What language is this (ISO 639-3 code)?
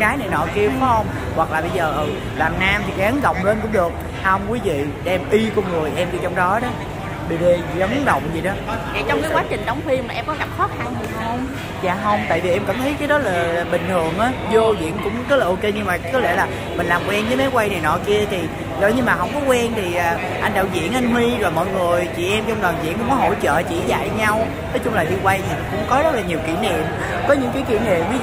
vie